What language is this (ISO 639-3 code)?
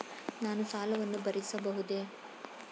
kan